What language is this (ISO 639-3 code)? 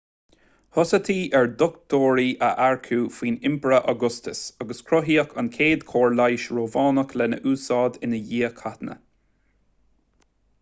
gle